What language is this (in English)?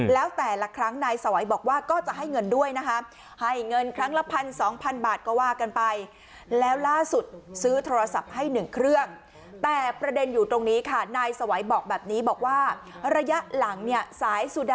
Thai